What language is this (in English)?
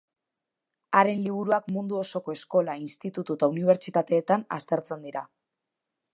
Basque